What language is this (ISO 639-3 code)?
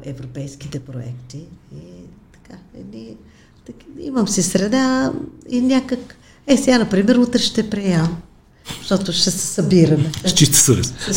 bul